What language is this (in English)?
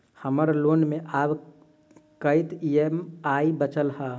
Maithili